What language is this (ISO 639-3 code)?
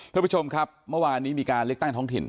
tha